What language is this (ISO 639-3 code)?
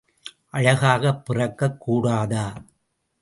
tam